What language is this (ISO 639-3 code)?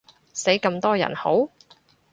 yue